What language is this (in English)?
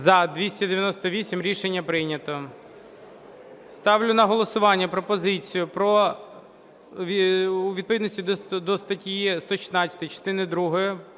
Ukrainian